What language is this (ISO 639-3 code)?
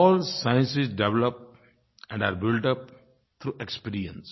hin